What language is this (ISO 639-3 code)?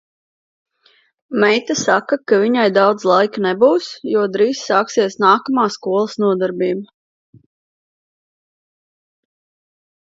lav